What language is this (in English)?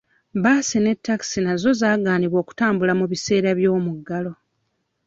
Ganda